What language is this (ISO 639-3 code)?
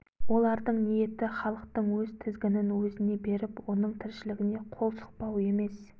kaz